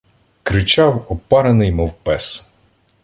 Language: Ukrainian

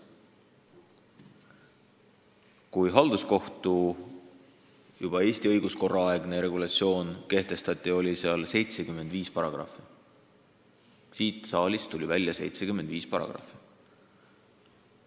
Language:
Estonian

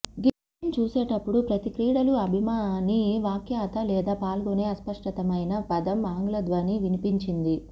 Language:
Telugu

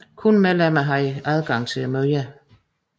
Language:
Danish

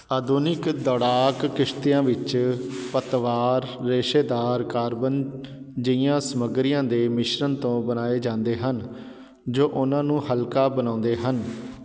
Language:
Punjabi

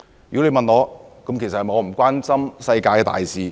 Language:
Cantonese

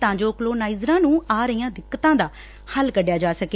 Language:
Punjabi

